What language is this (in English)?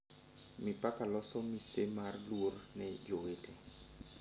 Luo (Kenya and Tanzania)